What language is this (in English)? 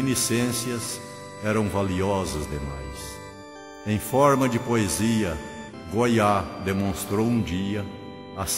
Portuguese